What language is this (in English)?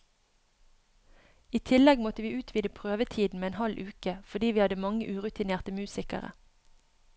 Norwegian